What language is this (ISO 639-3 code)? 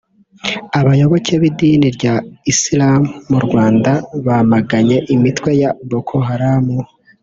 kin